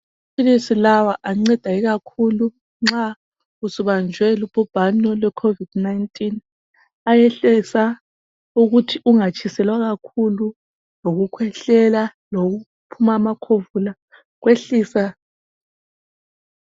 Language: North Ndebele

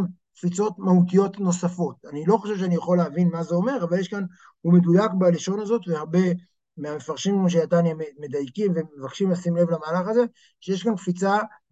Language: Hebrew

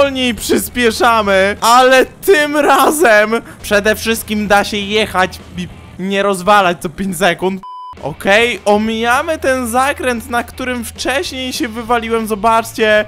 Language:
Polish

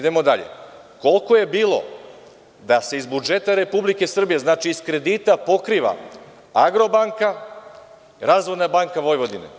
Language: Serbian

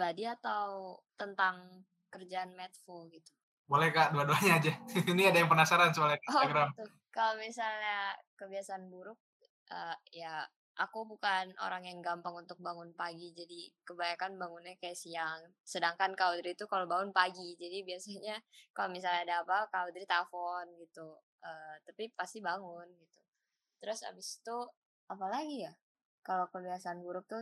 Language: Indonesian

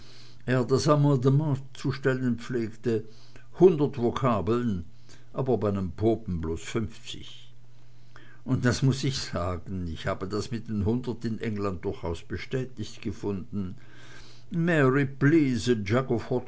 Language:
German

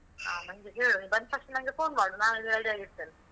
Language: Kannada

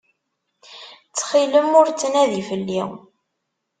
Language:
Kabyle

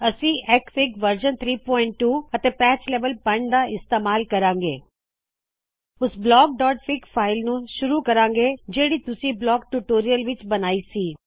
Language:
Punjabi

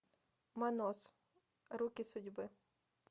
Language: Russian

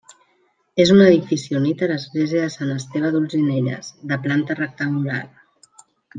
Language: Catalan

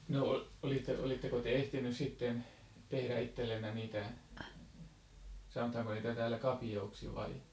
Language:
Finnish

